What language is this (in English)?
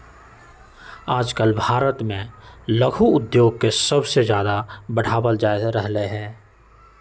Magahi